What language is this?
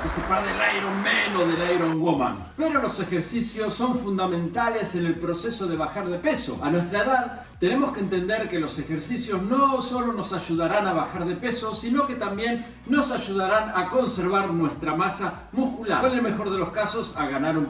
Spanish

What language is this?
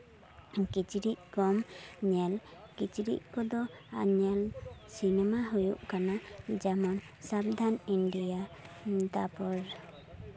Santali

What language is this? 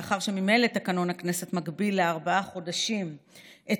Hebrew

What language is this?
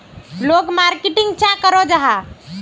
Magahi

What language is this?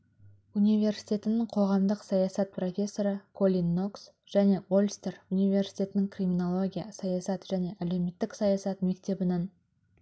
Kazakh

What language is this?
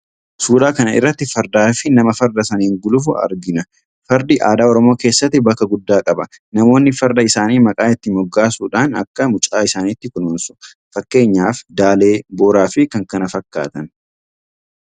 Oromo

